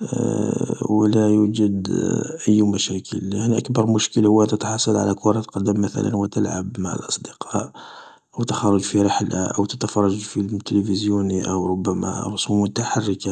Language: Algerian Arabic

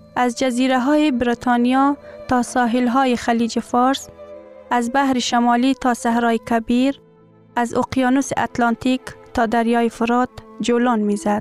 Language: Persian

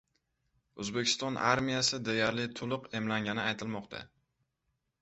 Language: Uzbek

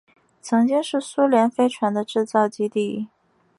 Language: Chinese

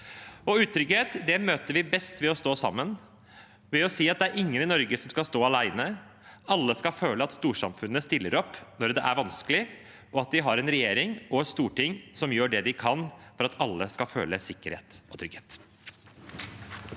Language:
Norwegian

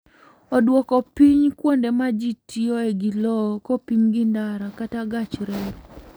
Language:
Luo (Kenya and Tanzania)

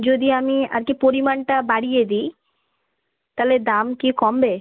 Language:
Bangla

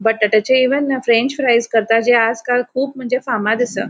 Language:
Konkani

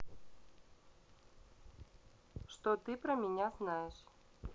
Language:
Russian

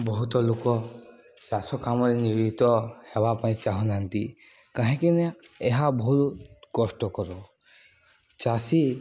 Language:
Odia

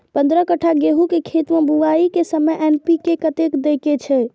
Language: Maithili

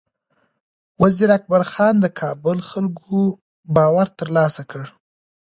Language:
Pashto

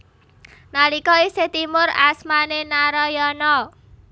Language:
Javanese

